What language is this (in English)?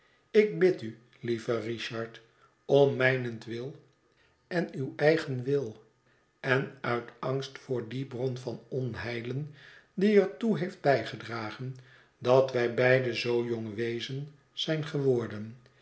Dutch